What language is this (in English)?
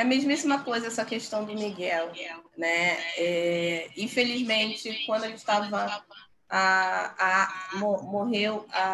Portuguese